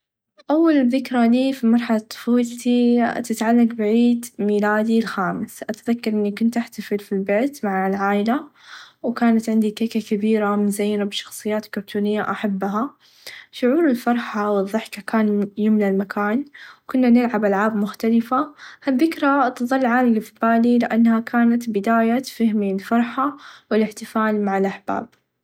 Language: Najdi Arabic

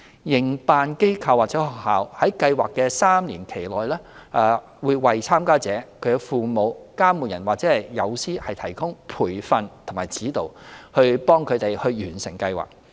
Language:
Cantonese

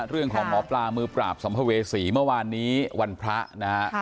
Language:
Thai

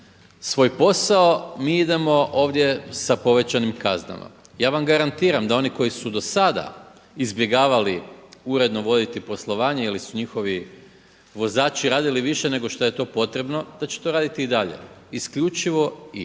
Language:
Croatian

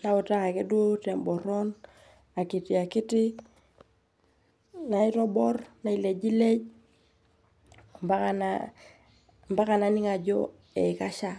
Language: Masai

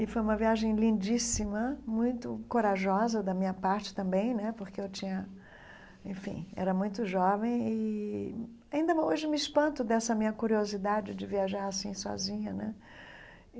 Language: Portuguese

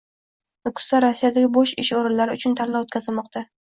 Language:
Uzbek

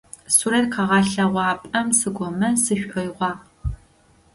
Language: Adyghe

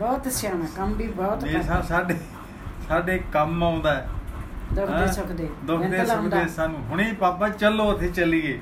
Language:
Punjabi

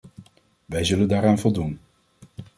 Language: Dutch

